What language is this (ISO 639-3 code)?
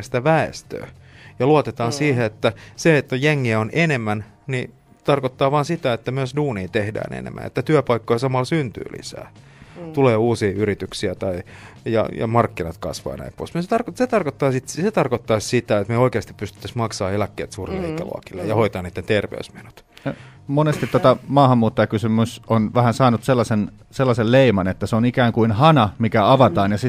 fin